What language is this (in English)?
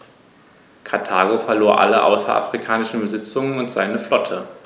German